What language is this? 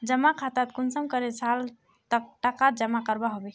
Magahi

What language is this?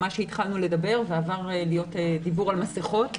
Hebrew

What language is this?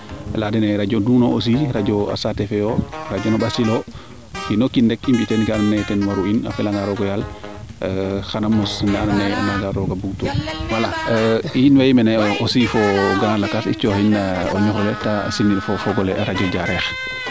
Serer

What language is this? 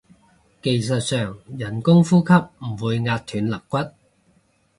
Cantonese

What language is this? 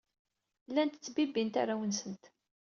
Kabyle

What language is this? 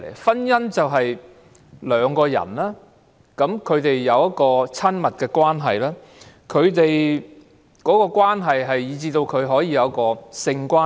Cantonese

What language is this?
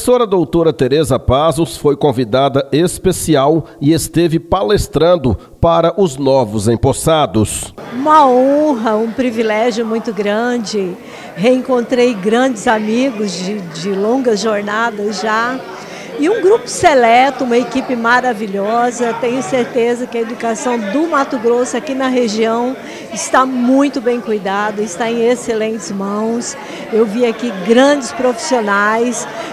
Portuguese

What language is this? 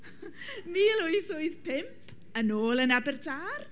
Welsh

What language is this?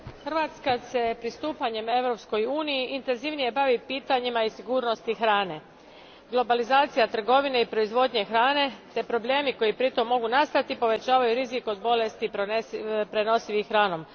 Croatian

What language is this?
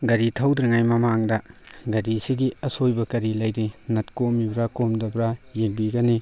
Manipuri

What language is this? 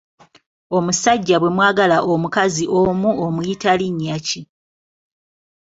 Ganda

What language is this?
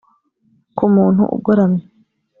Kinyarwanda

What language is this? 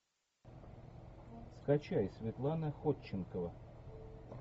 Russian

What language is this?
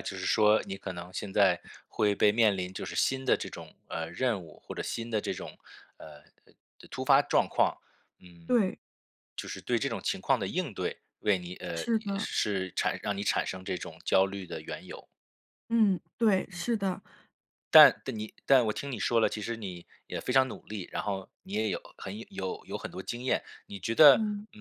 Chinese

